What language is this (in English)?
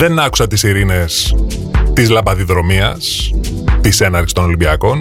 Greek